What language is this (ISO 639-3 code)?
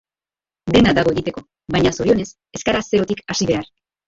eus